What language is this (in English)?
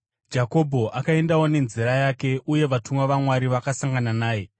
Shona